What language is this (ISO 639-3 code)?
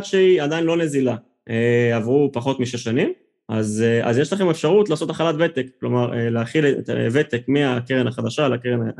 heb